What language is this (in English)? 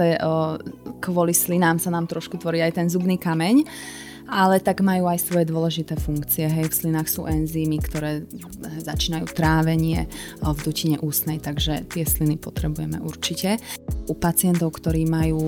Slovak